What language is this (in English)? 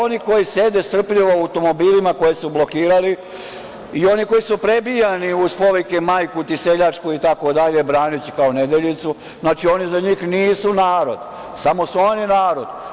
Serbian